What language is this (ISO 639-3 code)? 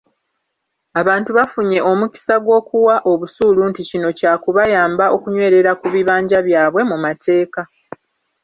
lug